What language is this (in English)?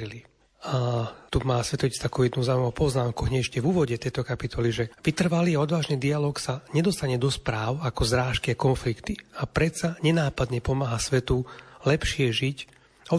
Slovak